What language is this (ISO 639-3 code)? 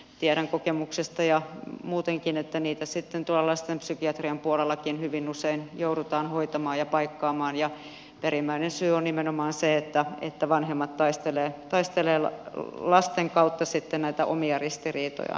fin